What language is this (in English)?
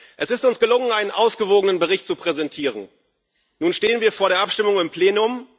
German